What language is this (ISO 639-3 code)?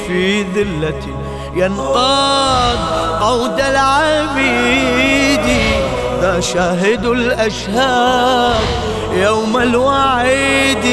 ara